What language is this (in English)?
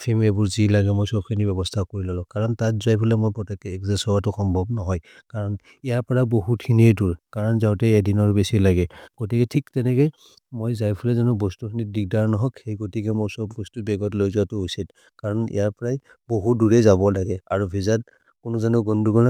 Maria (India)